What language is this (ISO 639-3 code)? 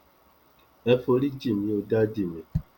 yor